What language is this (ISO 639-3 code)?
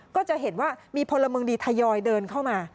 tha